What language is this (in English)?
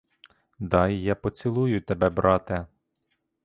Ukrainian